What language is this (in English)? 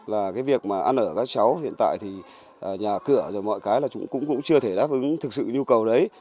Vietnamese